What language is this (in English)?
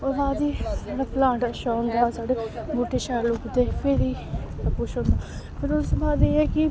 Dogri